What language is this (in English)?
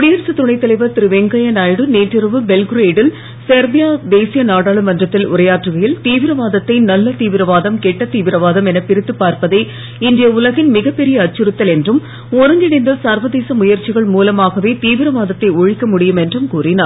Tamil